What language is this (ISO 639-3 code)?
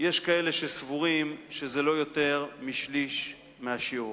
heb